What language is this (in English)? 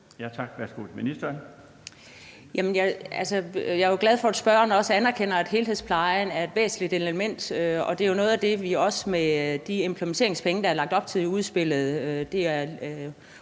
Danish